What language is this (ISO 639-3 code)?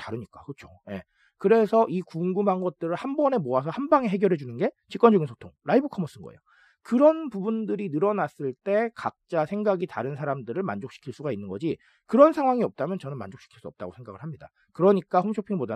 kor